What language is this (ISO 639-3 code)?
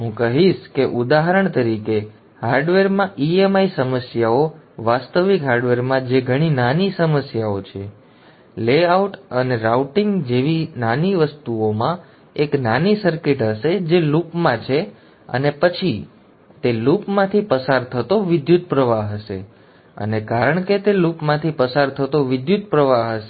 guj